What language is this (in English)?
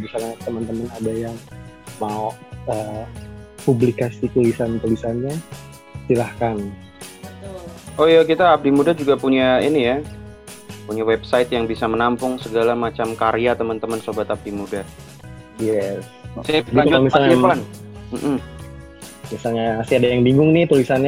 Indonesian